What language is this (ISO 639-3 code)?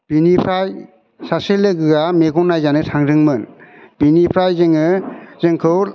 brx